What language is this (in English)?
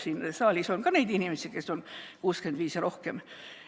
Estonian